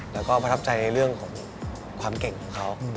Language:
Thai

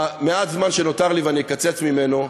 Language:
Hebrew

